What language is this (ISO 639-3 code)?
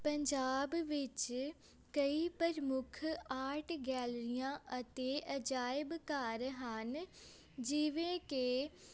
pan